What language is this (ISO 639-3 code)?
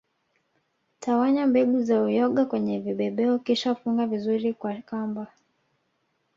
swa